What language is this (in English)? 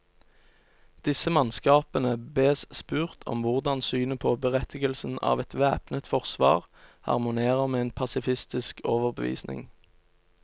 Norwegian